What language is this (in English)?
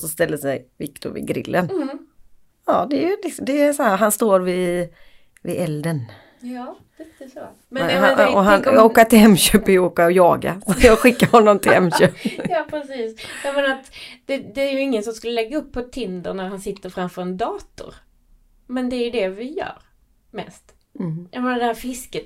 Swedish